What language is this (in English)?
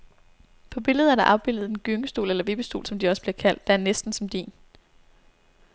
Danish